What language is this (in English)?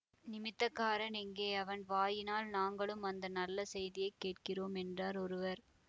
Tamil